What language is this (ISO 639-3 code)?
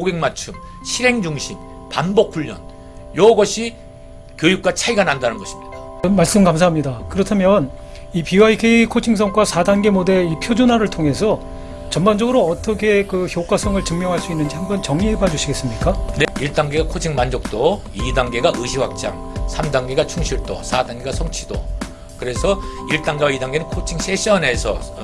kor